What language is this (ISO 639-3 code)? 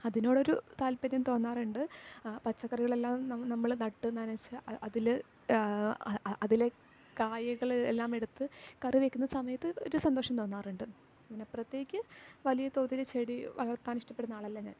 mal